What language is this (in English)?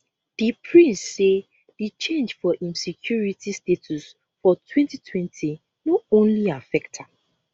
Nigerian Pidgin